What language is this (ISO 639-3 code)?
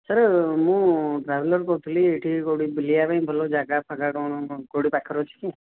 ori